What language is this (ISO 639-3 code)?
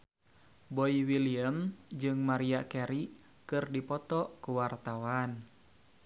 sun